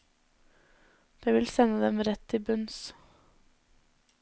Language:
Norwegian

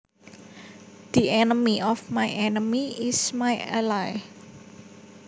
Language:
Javanese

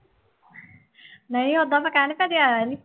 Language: Punjabi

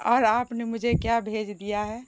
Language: Urdu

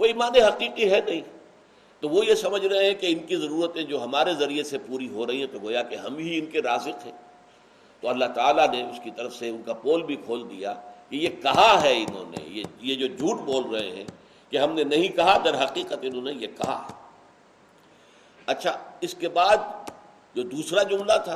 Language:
Urdu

